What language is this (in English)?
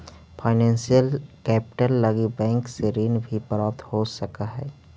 Magahi